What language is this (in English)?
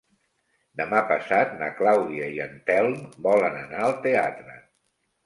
Catalan